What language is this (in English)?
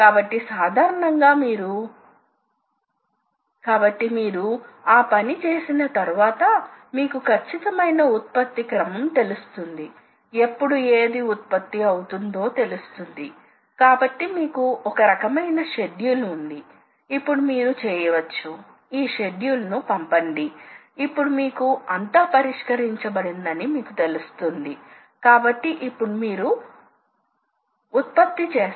Telugu